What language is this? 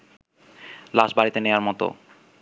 Bangla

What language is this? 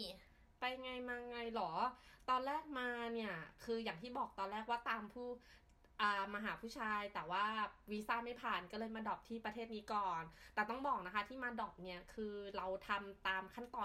Thai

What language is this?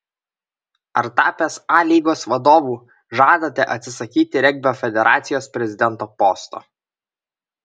Lithuanian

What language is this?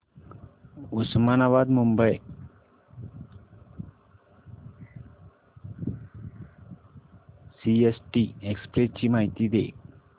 Marathi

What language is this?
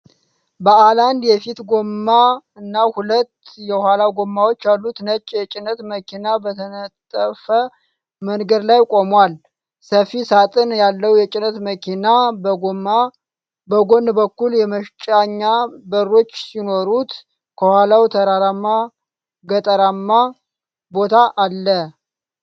Amharic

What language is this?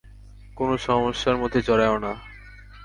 Bangla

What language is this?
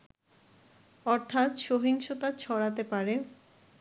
Bangla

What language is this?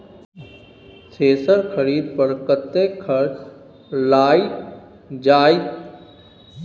Maithili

